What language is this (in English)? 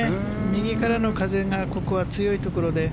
Japanese